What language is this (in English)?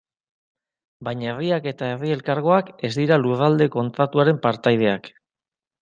Basque